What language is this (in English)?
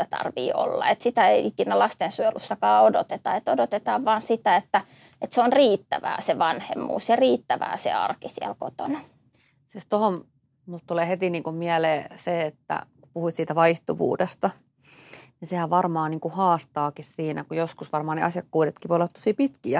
Finnish